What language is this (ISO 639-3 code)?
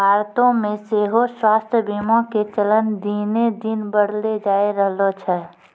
mai